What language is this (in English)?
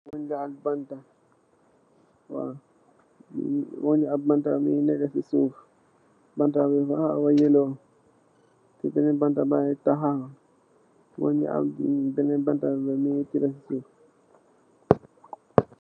Wolof